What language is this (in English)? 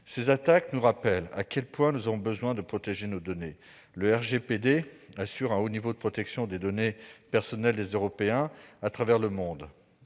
French